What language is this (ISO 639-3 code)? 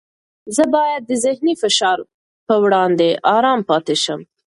pus